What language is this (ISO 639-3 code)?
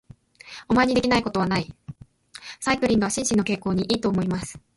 jpn